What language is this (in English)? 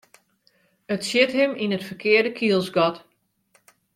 Western Frisian